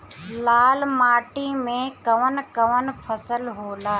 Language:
Bhojpuri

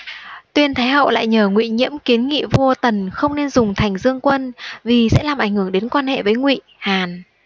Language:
Vietnamese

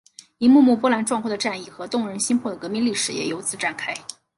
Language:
Chinese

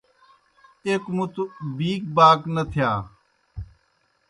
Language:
Kohistani Shina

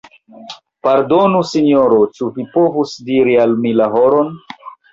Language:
Esperanto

